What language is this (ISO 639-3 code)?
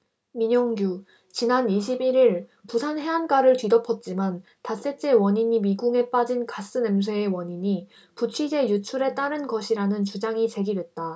kor